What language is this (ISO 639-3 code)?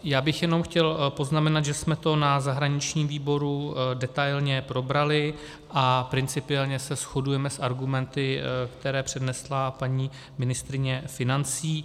ces